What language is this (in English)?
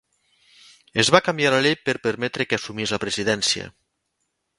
Catalan